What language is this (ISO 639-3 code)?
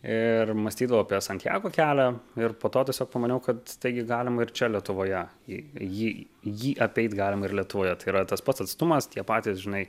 lit